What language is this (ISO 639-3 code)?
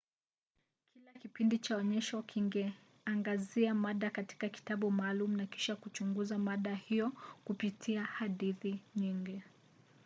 swa